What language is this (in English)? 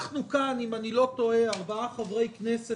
Hebrew